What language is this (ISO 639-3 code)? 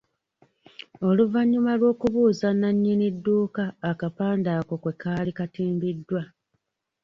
lug